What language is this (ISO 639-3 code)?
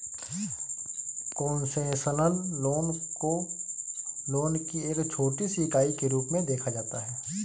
hin